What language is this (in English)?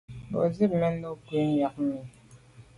Medumba